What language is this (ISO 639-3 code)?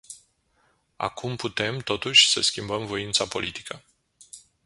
ron